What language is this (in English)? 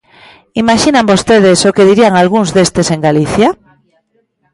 Galician